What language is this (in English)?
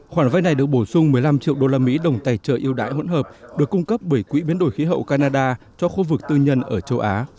Vietnamese